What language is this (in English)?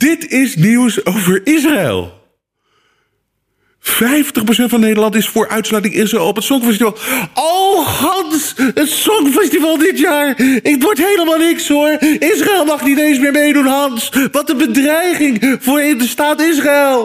Dutch